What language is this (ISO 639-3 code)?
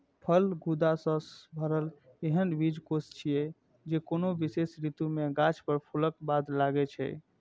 mai